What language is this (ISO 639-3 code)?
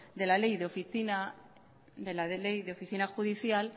spa